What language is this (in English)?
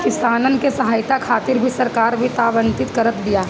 Bhojpuri